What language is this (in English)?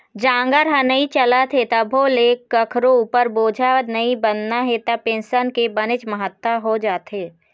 Chhattisgarhi